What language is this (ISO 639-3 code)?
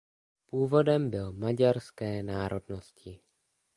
ces